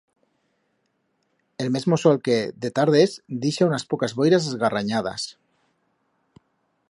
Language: Aragonese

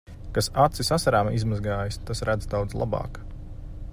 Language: Latvian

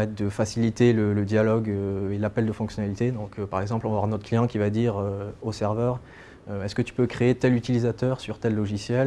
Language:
French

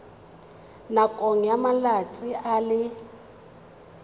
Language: Tswana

